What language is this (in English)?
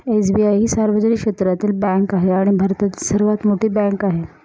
Marathi